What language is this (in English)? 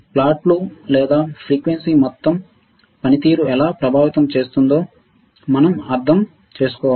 Telugu